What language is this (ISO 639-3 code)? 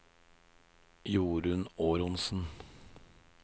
nor